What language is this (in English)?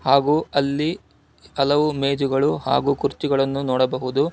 Kannada